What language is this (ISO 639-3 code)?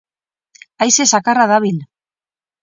eus